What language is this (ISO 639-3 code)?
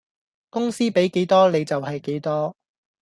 yue